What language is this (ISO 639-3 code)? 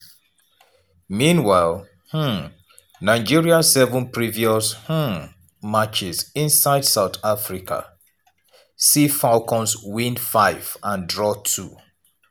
pcm